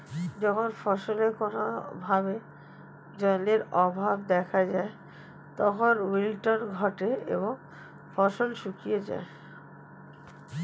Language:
Bangla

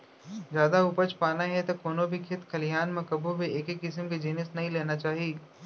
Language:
Chhattisgarhi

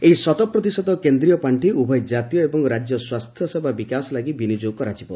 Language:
Odia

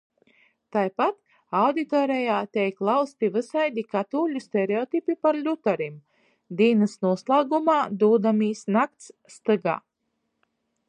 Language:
Latgalian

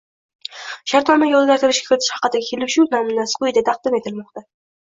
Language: Uzbek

